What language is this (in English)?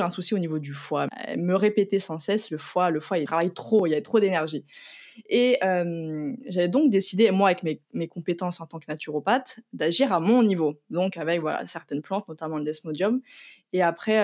French